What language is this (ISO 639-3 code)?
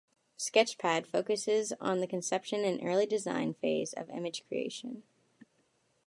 eng